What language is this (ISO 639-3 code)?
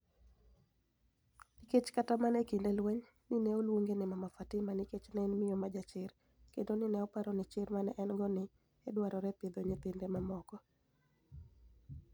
luo